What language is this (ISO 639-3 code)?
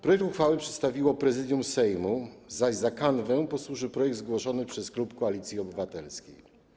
pol